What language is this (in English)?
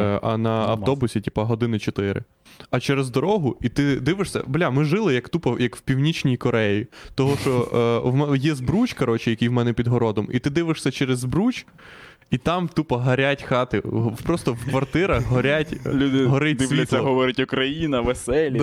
Ukrainian